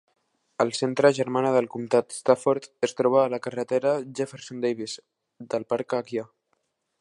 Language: Catalan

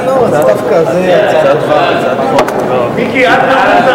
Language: Hebrew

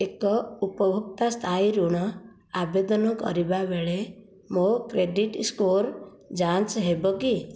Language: Odia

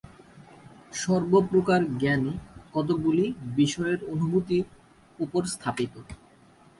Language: Bangla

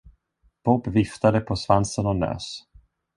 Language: Swedish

